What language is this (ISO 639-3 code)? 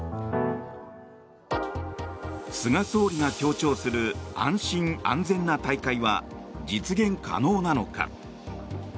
jpn